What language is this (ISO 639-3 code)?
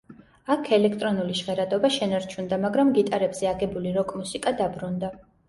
kat